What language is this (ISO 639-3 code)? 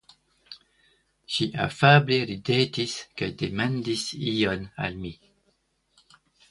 epo